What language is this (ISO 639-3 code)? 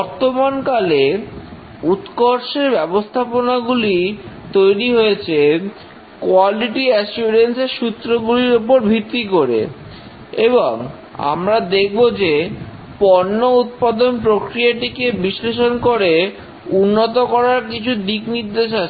ben